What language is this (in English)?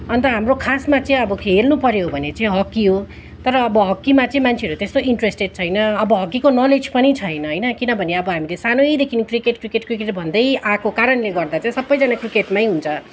Nepali